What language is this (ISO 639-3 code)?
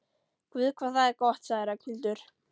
isl